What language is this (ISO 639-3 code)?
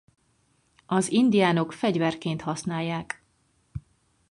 hun